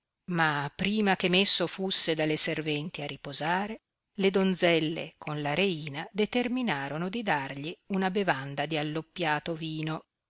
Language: Italian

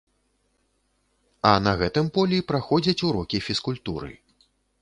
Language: Belarusian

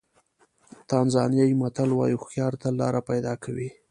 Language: Pashto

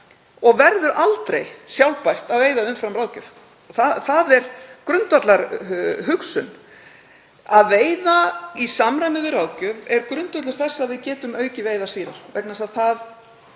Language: Icelandic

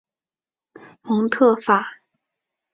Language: Chinese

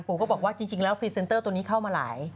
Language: Thai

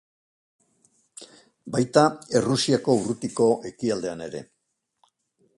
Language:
Basque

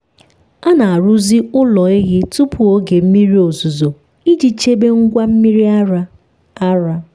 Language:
Igbo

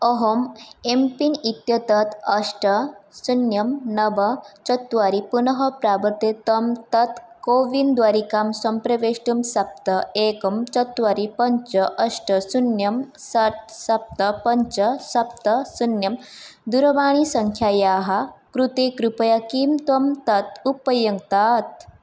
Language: Sanskrit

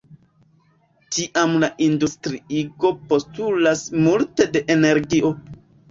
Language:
Esperanto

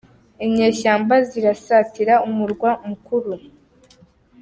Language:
Kinyarwanda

